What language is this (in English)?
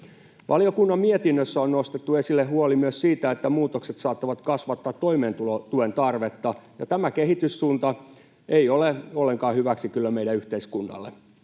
Finnish